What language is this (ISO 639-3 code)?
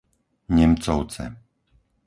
slk